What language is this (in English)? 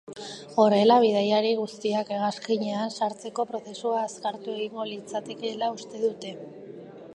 Basque